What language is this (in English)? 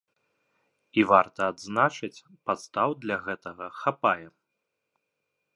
Belarusian